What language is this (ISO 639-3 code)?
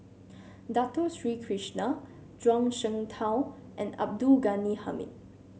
eng